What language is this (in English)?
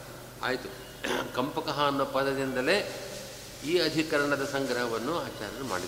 Kannada